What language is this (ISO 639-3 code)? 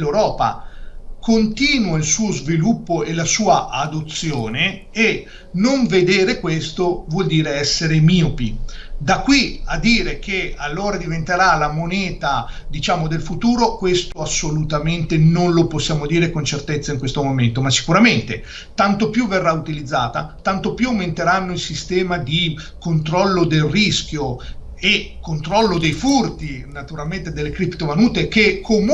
ita